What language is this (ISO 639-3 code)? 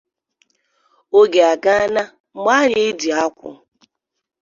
ibo